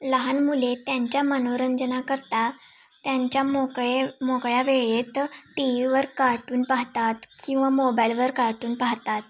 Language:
Marathi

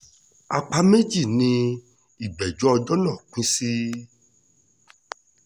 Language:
Yoruba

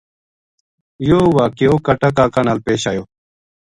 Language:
Gujari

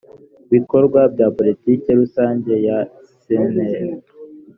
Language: Kinyarwanda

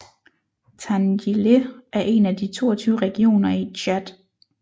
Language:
Danish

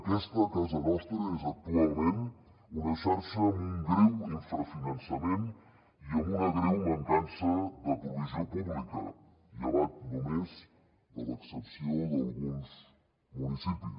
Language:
Catalan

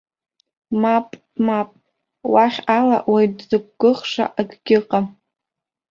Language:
Abkhazian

